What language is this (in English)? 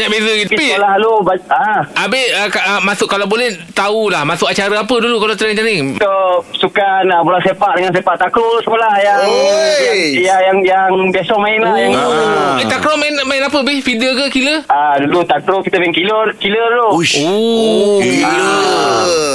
Malay